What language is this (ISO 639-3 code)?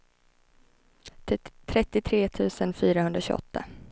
swe